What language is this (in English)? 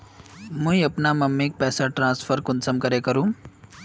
Magahi